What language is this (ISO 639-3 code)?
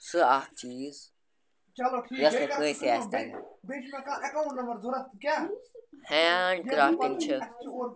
kas